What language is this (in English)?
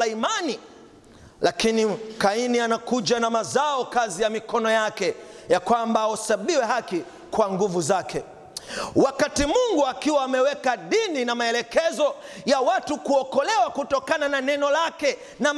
Swahili